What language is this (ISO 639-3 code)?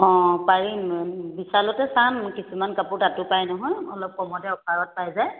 asm